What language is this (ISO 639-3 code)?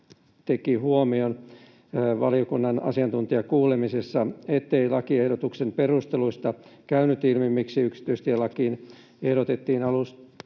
fin